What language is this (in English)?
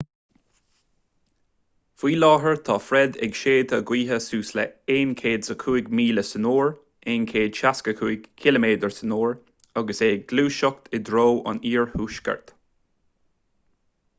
Irish